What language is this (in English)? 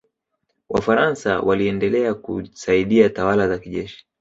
Swahili